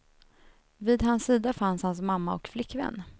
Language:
Swedish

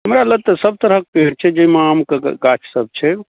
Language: Maithili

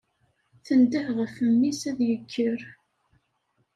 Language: Kabyle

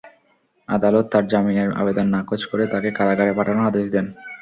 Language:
Bangla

